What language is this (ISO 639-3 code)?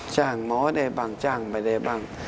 tha